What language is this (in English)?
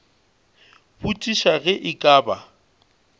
Northern Sotho